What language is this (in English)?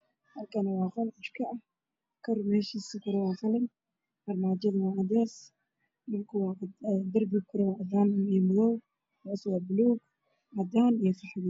Somali